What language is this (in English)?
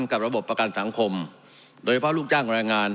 Thai